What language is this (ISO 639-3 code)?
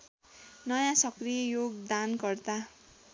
nep